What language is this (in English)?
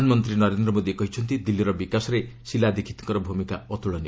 Odia